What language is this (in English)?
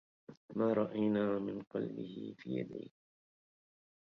Arabic